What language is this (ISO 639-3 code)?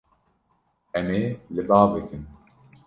kur